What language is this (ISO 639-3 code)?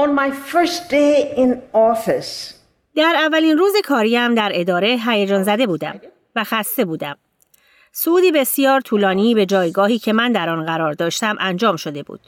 fas